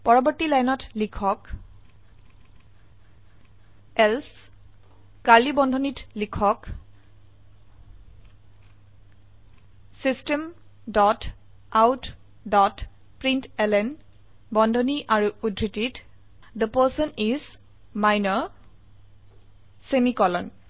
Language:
Assamese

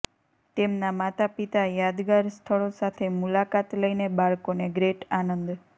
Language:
Gujarati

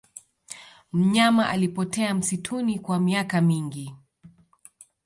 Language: Swahili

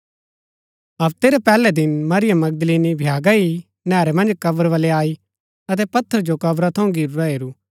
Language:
Gaddi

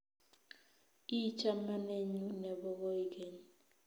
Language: Kalenjin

